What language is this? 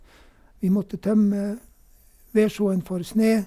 Norwegian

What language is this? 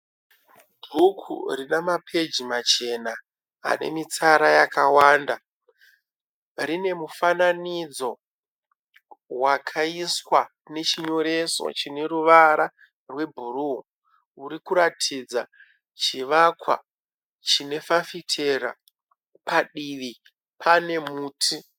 Shona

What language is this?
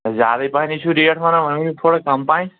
Kashmiri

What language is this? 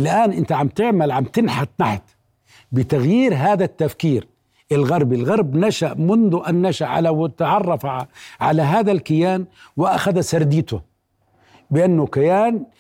Arabic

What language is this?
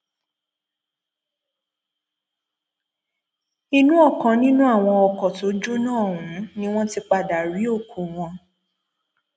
Yoruba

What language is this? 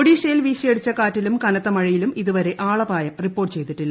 Malayalam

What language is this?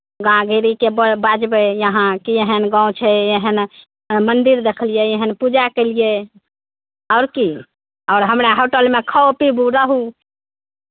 Maithili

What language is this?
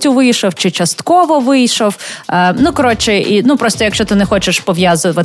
Ukrainian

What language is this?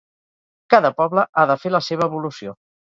Catalan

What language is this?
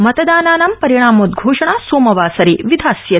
Sanskrit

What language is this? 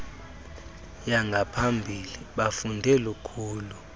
Xhosa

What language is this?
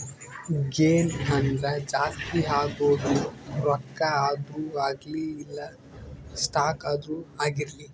Kannada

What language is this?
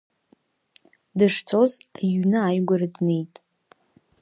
Abkhazian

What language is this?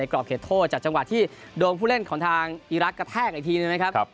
Thai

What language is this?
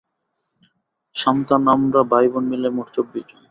Bangla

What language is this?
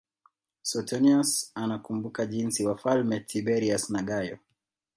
Swahili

